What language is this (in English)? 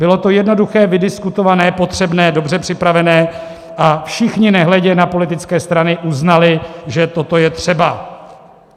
Czech